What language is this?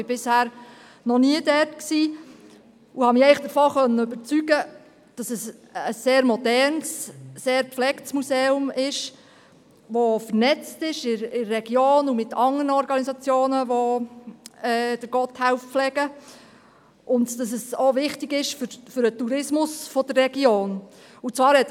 Swiss German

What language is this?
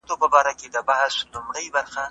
Pashto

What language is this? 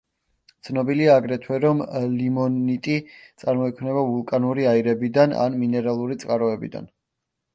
Georgian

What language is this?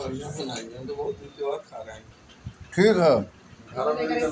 Bhojpuri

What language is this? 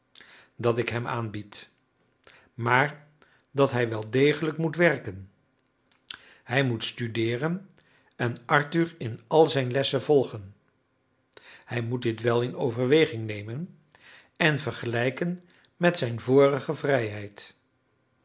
Dutch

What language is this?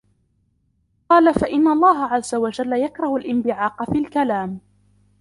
Arabic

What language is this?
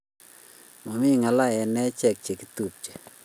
Kalenjin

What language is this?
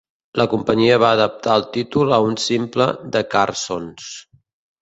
Catalan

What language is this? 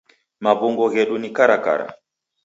Taita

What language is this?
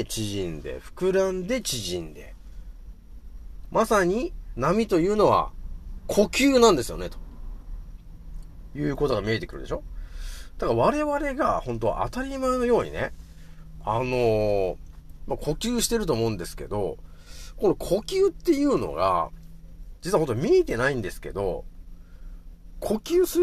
Japanese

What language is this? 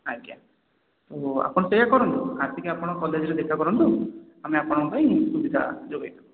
Odia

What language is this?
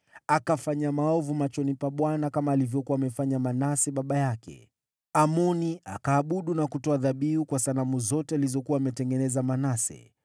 Swahili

